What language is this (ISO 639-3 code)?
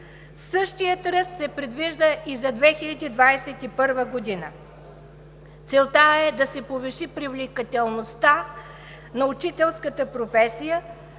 bul